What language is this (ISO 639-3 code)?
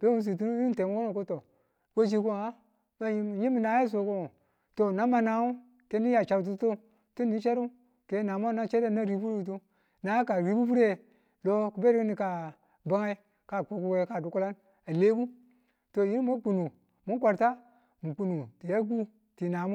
tul